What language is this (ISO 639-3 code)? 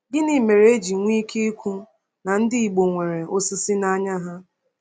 ibo